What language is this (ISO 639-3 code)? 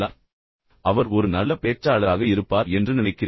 tam